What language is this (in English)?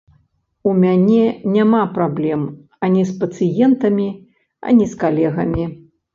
Belarusian